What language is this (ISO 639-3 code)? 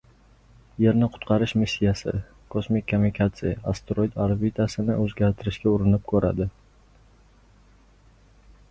uzb